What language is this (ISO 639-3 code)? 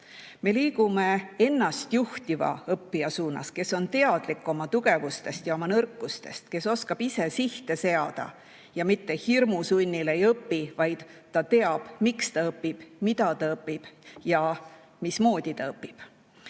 est